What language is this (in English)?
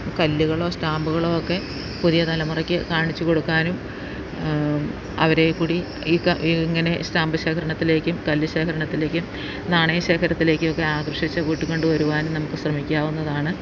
Malayalam